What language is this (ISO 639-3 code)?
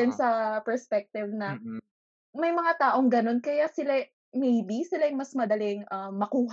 fil